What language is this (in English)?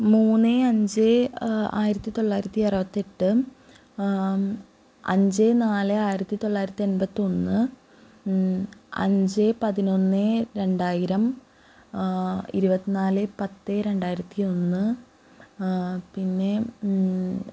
Malayalam